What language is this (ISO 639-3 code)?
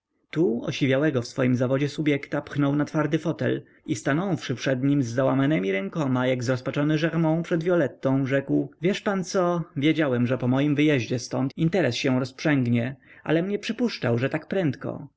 pol